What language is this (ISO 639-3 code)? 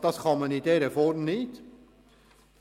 gsw